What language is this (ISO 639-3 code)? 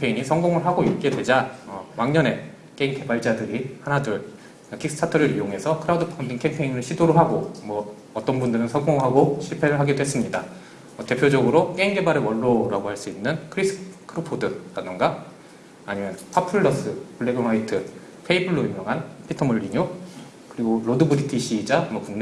kor